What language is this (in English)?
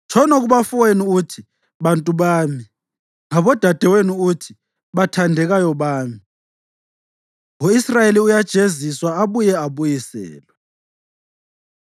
North Ndebele